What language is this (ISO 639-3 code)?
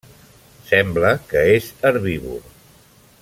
cat